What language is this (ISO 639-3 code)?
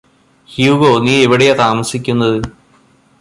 mal